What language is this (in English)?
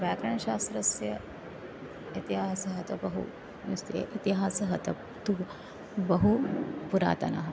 Sanskrit